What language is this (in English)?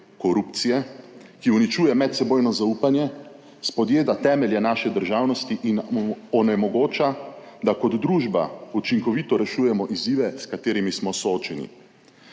Slovenian